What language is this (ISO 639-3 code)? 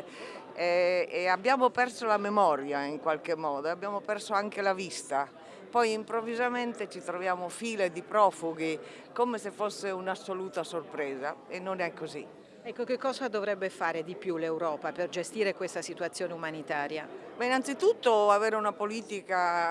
ita